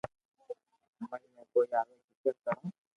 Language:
Loarki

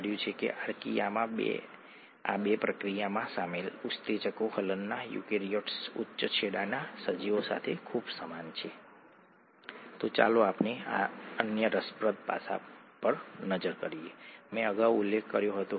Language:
Gujarati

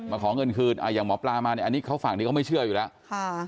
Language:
Thai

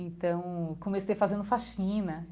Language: Portuguese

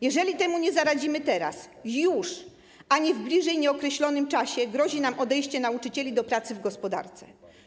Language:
Polish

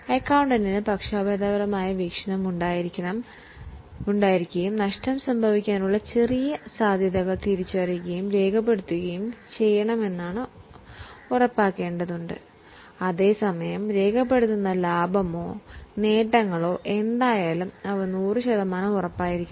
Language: Malayalam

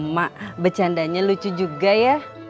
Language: Indonesian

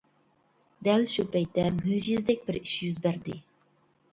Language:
Uyghur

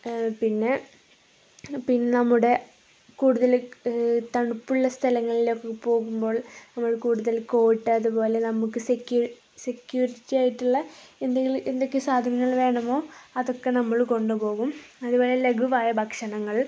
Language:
Malayalam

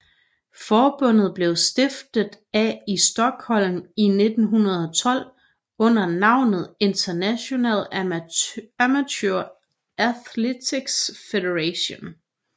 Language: Danish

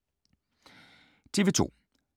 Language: Danish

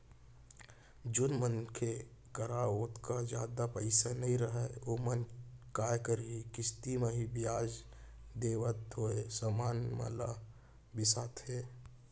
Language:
Chhattisgarhi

